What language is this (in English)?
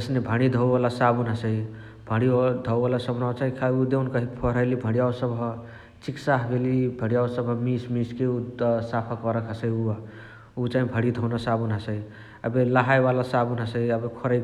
Chitwania Tharu